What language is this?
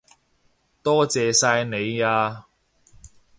Cantonese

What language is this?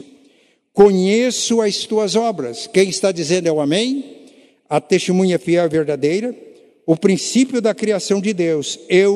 Portuguese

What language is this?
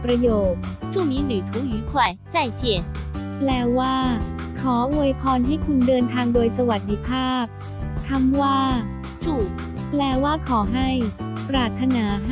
Thai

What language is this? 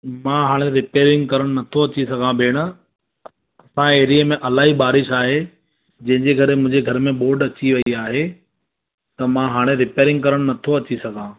Sindhi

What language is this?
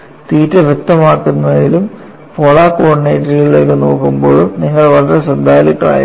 Malayalam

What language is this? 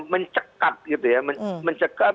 Indonesian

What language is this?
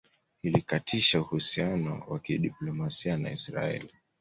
Swahili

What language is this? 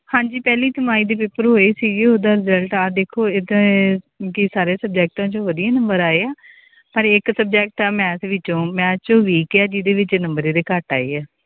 Punjabi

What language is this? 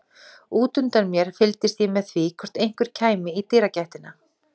Icelandic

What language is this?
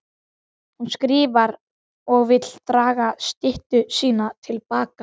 Icelandic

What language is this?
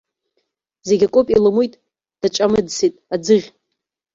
Abkhazian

